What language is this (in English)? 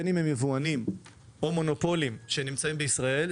Hebrew